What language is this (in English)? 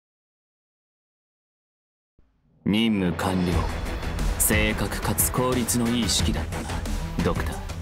Japanese